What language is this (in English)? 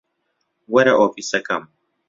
Central Kurdish